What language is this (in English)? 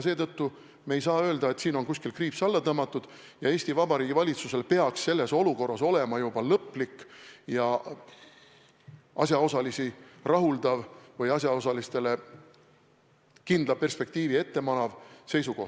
Estonian